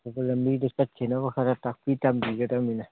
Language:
Manipuri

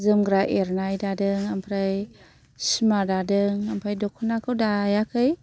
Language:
Bodo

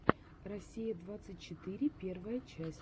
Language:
Russian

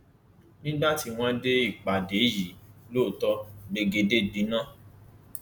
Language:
Yoruba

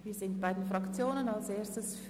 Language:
Swiss German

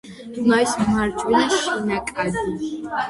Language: Georgian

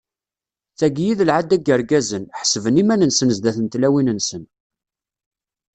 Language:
Kabyle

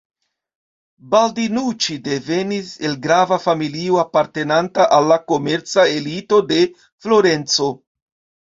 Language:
Esperanto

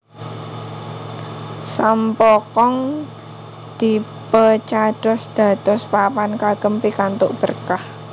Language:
Javanese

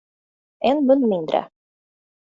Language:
Swedish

